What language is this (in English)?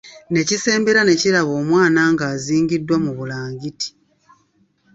Ganda